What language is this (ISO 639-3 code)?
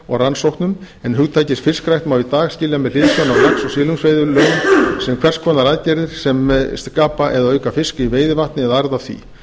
isl